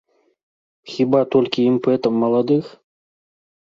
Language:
Belarusian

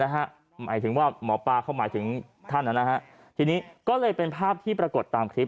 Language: Thai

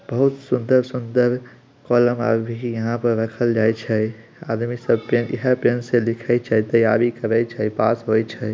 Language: Magahi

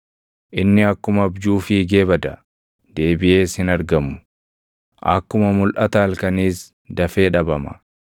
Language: Oromo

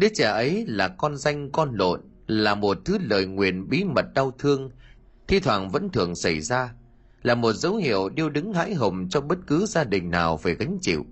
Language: Vietnamese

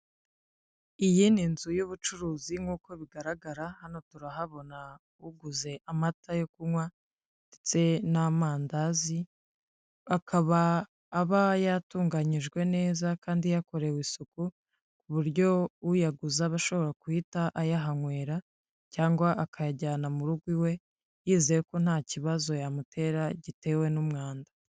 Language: Kinyarwanda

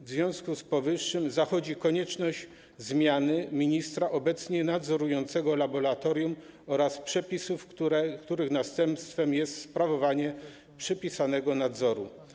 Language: Polish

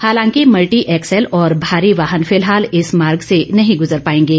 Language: Hindi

